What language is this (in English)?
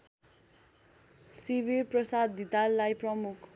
Nepali